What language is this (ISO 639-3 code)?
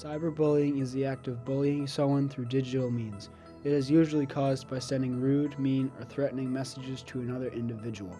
eng